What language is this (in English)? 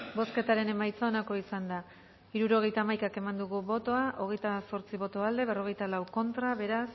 Basque